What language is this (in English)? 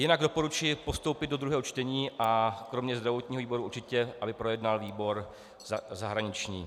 Czech